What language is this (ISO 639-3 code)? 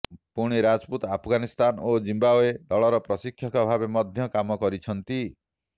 ori